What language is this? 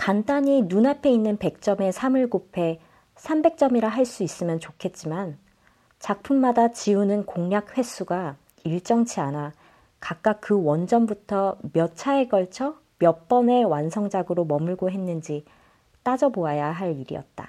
Korean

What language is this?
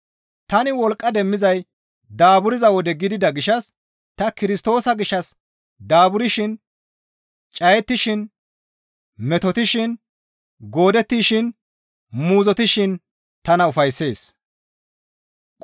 Gamo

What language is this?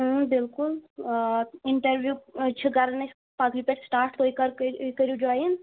Kashmiri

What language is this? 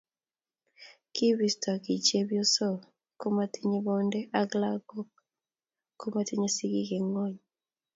Kalenjin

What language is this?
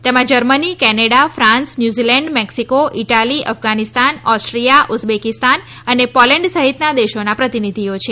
Gujarati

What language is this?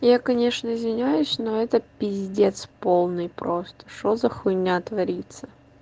Russian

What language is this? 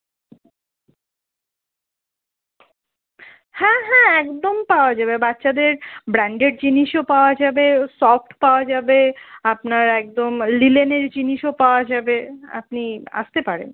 Bangla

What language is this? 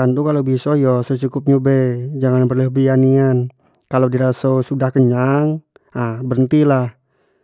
Jambi Malay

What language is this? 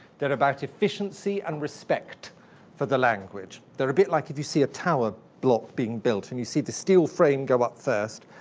English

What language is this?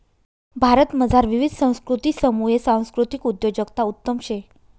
Marathi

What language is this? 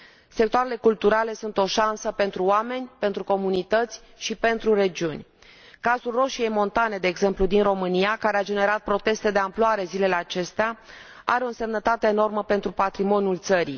Romanian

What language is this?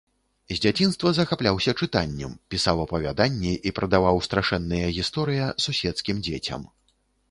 Belarusian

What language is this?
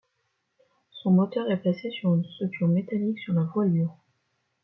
French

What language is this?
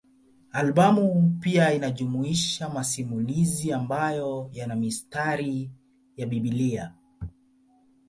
Swahili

